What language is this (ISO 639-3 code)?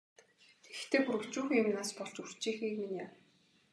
mon